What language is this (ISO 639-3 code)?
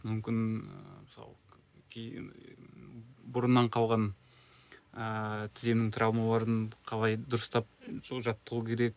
kaz